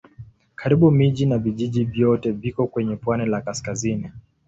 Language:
Swahili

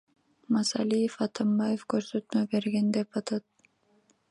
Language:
Kyrgyz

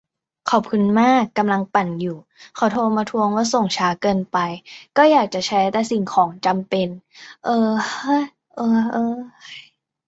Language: Thai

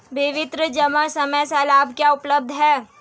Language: Hindi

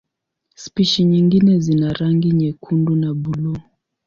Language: Swahili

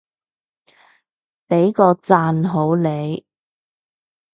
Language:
Cantonese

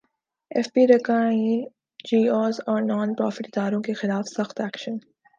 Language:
Urdu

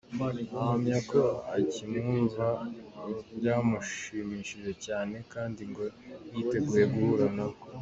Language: Kinyarwanda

